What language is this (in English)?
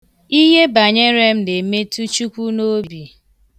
Igbo